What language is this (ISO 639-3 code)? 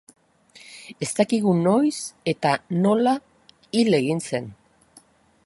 eus